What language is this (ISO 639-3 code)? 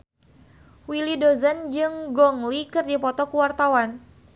sun